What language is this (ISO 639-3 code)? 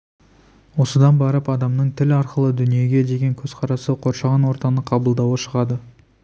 kaz